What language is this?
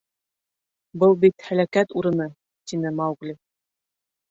Bashkir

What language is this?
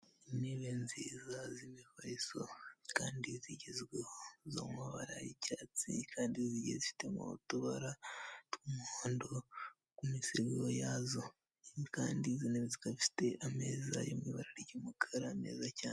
Kinyarwanda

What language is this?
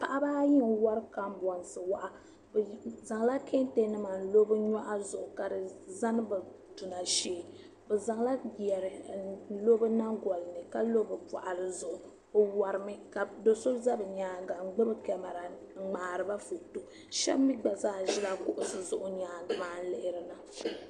Dagbani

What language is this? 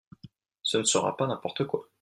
French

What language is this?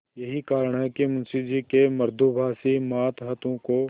Hindi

